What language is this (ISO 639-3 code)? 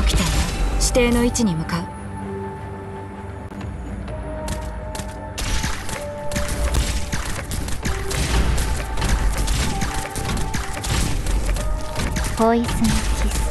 jpn